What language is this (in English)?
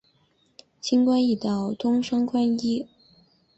Chinese